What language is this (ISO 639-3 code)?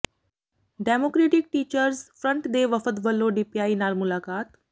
pan